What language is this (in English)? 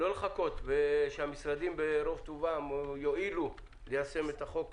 Hebrew